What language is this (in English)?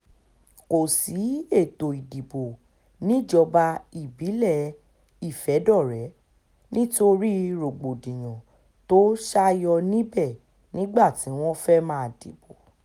Yoruba